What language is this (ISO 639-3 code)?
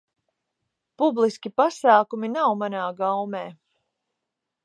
lav